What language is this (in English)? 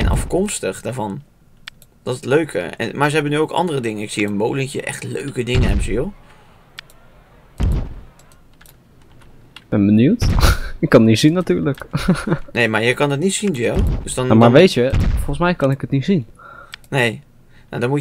Dutch